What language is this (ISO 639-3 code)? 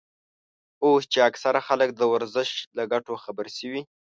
pus